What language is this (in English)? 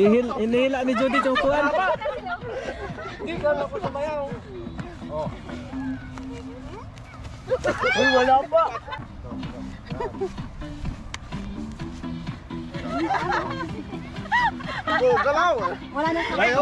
Indonesian